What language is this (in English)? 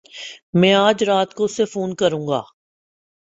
Urdu